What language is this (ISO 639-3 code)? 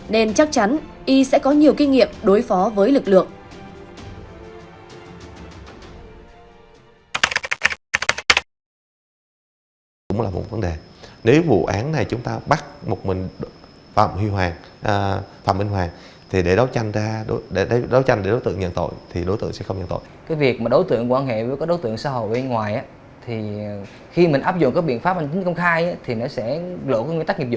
vie